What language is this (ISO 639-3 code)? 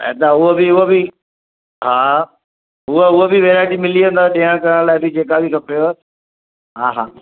snd